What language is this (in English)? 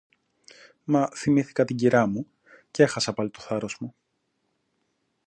Greek